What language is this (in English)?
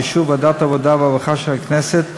Hebrew